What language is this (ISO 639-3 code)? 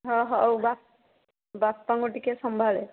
ori